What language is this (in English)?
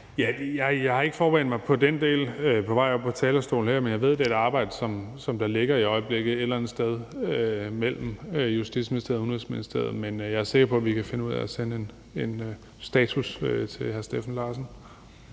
Danish